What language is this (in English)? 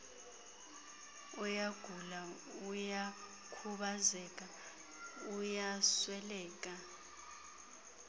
Xhosa